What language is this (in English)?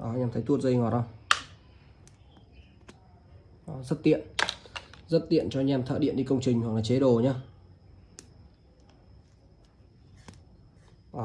Vietnamese